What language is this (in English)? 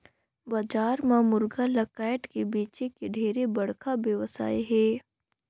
Chhattisgarhi